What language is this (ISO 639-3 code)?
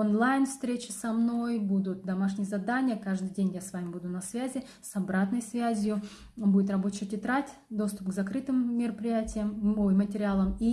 rus